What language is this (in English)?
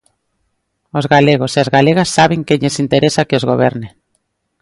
Galician